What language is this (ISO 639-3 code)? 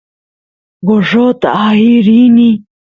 qus